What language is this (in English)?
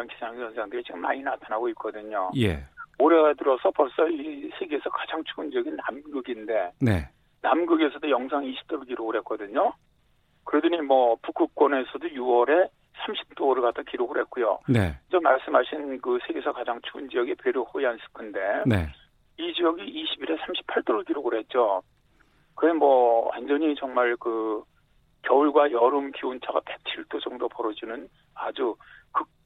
Korean